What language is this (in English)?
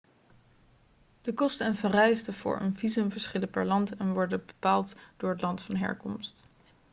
Dutch